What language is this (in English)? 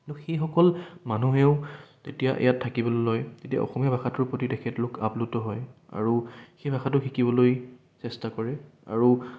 Assamese